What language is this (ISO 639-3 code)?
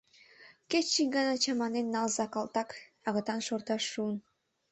chm